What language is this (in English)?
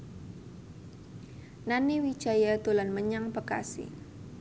Javanese